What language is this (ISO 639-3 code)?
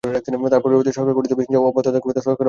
ben